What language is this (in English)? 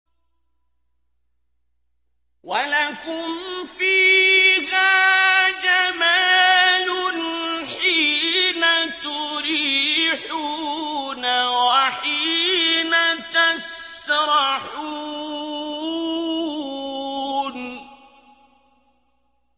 Arabic